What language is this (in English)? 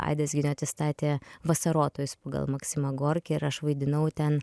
Lithuanian